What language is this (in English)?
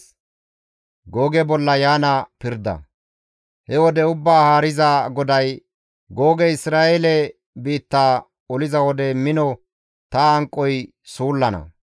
Gamo